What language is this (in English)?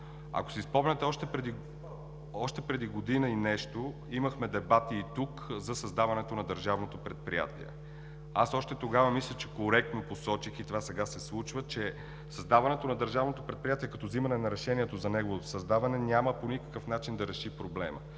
Bulgarian